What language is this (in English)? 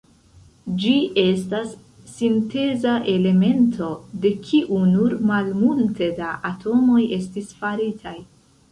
Esperanto